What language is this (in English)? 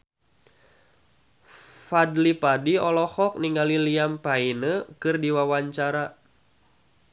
Sundanese